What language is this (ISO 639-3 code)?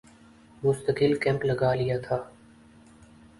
urd